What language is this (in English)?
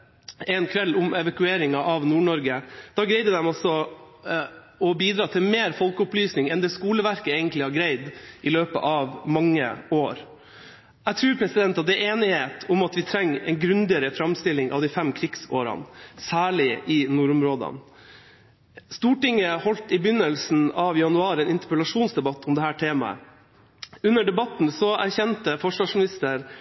Norwegian Bokmål